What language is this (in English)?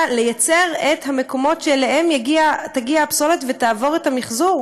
Hebrew